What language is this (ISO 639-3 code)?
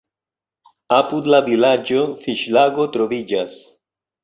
epo